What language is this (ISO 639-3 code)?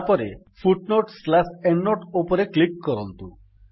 ori